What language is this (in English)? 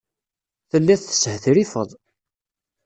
Kabyle